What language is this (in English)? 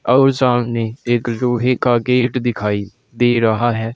Hindi